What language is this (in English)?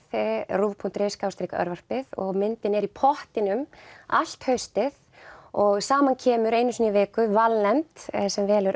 Icelandic